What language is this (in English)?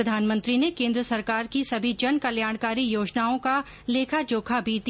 Hindi